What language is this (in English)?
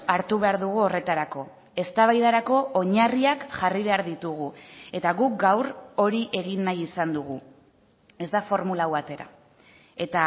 Basque